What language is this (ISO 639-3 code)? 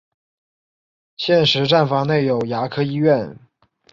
zho